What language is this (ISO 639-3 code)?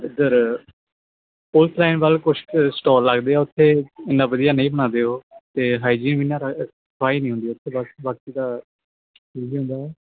pan